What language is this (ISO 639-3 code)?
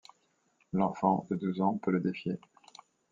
fra